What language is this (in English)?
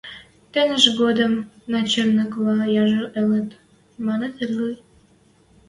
Western Mari